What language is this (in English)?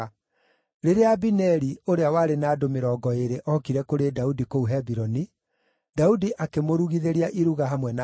Kikuyu